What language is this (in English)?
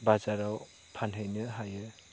Bodo